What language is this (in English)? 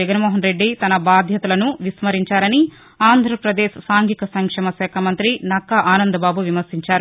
Telugu